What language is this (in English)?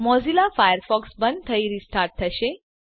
Gujarati